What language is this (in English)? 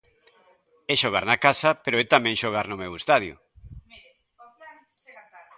Galician